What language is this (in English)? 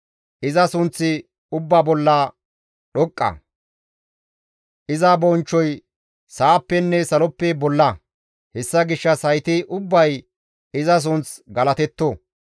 Gamo